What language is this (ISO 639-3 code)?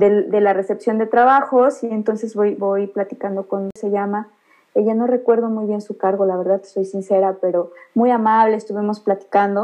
spa